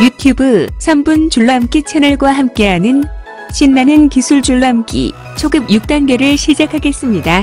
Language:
Korean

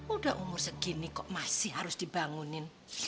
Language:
Indonesian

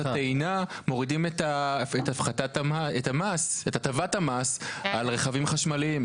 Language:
Hebrew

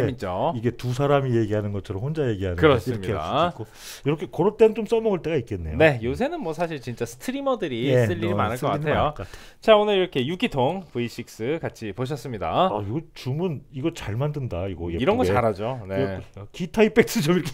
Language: Korean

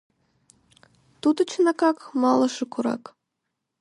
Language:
Mari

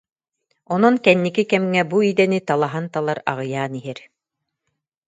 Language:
Yakut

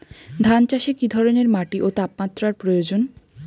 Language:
Bangla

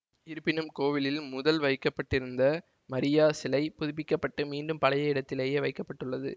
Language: Tamil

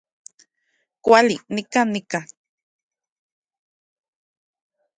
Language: Central Puebla Nahuatl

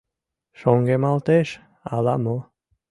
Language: Mari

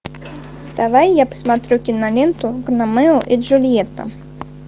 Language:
Russian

